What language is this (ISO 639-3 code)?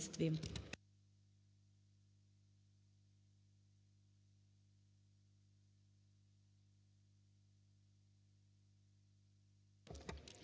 ukr